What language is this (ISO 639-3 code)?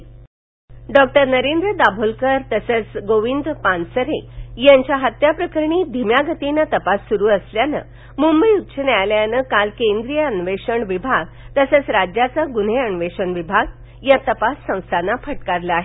mar